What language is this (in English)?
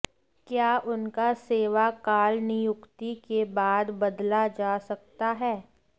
Hindi